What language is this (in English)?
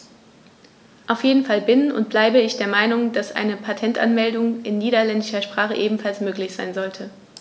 German